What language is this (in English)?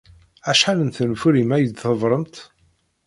Kabyle